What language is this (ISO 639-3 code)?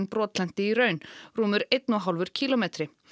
isl